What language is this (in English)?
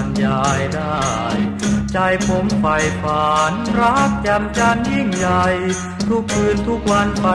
Thai